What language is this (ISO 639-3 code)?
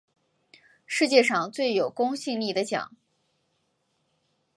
zho